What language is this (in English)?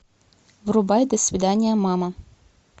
Russian